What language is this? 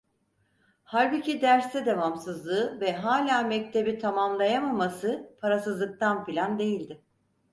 Turkish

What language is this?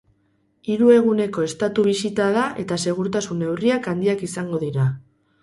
Basque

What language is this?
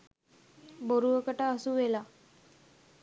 Sinhala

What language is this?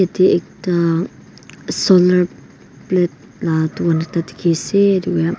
Naga Pidgin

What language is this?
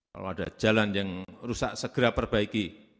Indonesian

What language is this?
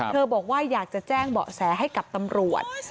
Thai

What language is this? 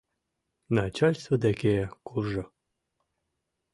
Mari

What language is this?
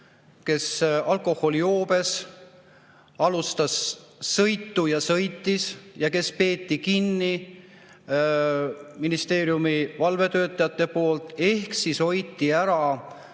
Estonian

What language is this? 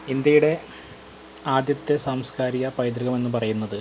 Malayalam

